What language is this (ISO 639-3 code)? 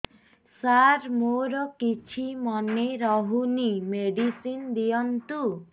ori